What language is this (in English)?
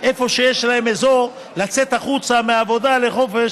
Hebrew